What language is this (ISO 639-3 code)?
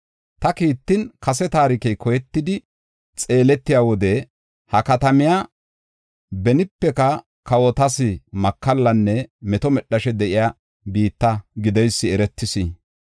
gof